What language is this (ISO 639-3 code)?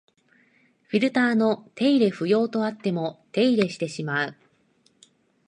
jpn